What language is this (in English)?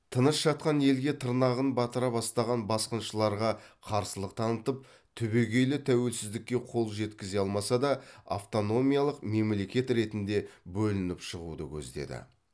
Kazakh